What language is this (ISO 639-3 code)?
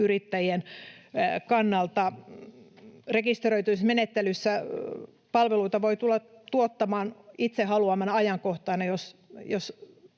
fin